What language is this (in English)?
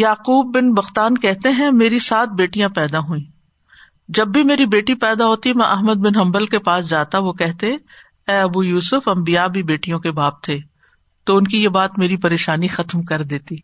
Urdu